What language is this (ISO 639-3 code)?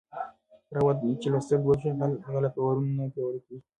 pus